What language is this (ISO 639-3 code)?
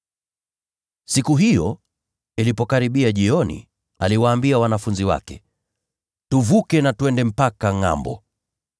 swa